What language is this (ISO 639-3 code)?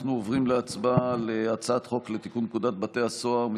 heb